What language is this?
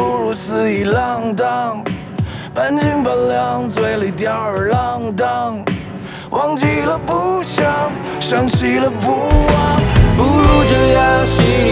Chinese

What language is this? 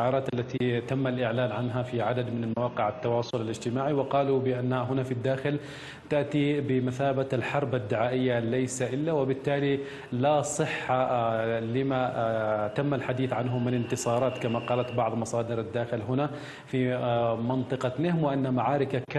Arabic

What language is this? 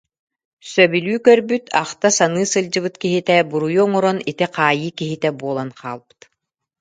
Yakut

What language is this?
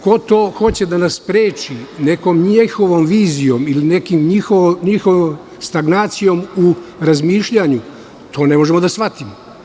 Serbian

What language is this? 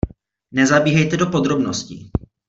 Czech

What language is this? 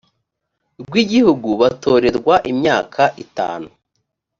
Kinyarwanda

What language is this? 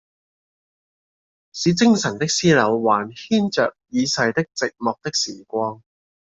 Cantonese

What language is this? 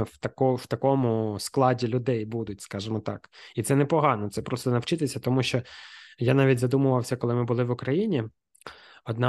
Ukrainian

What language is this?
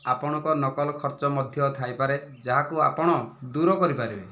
Odia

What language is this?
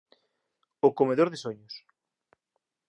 Galician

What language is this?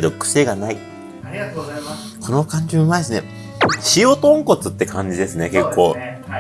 Japanese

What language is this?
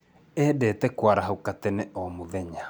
Kikuyu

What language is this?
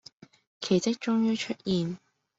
Cantonese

